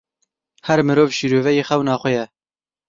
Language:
Kurdish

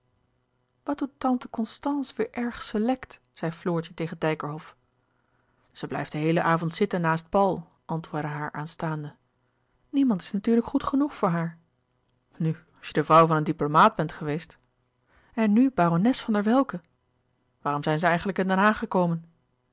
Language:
Dutch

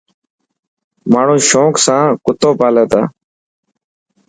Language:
Dhatki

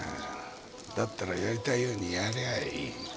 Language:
Japanese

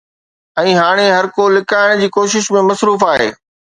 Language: Sindhi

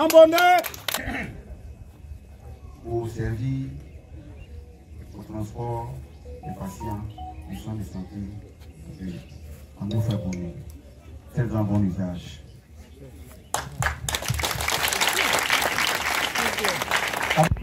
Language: French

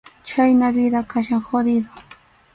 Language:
Arequipa-La Unión Quechua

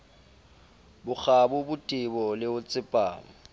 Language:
Southern Sotho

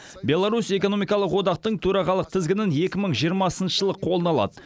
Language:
Kazakh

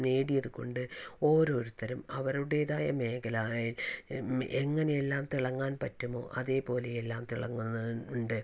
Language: Malayalam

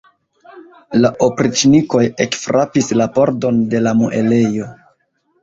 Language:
Esperanto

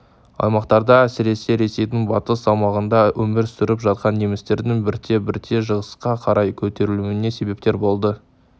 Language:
Kazakh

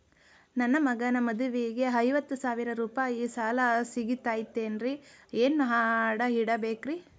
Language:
Kannada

